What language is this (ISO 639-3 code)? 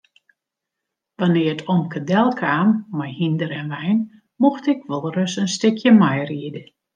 fry